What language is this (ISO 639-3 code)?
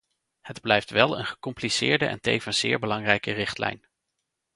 nld